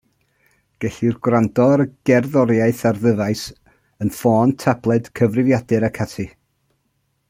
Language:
Welsh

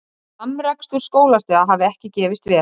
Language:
Icelandic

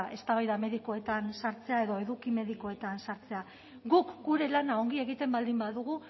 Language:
Basque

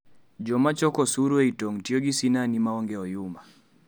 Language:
Luo (Kenya and Tanzania)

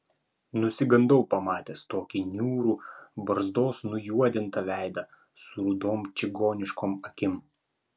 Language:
Lithuanian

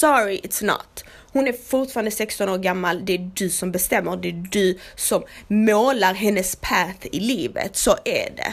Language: Swedish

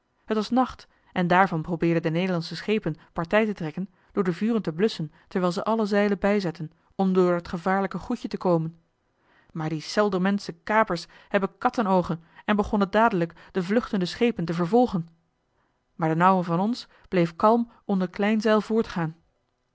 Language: Dutch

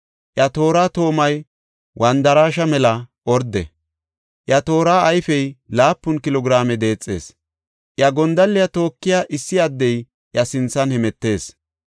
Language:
Gofa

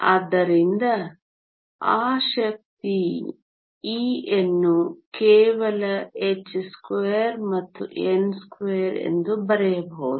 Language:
Kannada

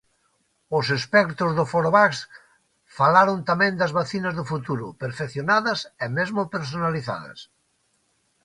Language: Galician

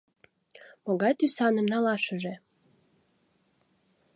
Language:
Mari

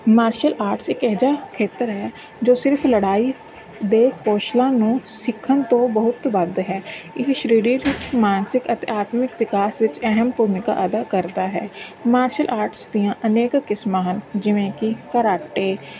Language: Punjabi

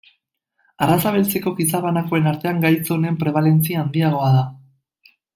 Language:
Basque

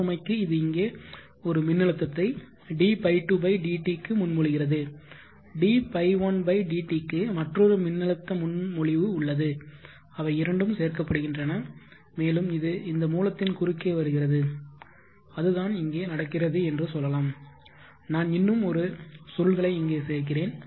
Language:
Tamil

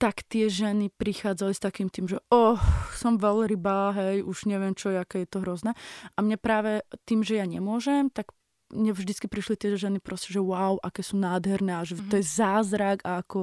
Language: Slovak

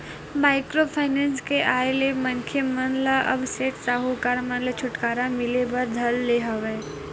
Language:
Chhattisgarhi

